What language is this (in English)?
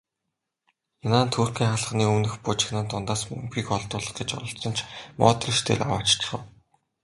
Mongolian